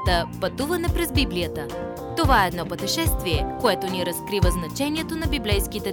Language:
Bulgarian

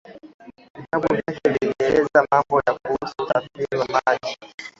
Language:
Swahili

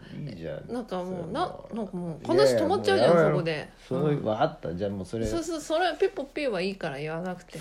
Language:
Japanese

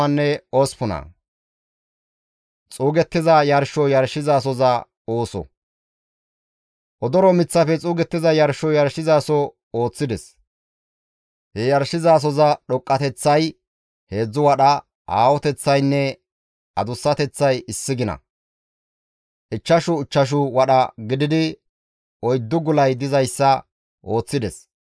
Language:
Gamo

